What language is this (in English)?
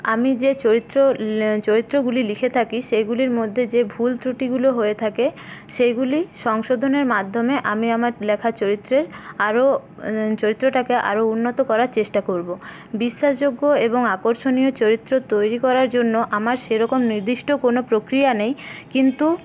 Bangla